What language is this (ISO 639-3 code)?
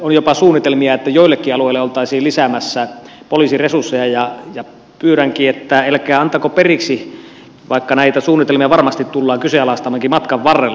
fin